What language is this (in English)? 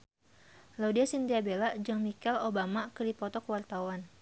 Sundanese